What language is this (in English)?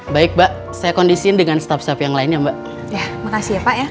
Indonesian